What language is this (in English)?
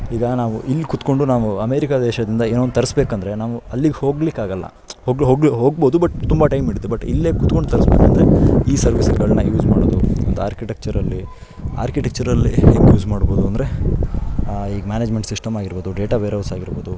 Kannada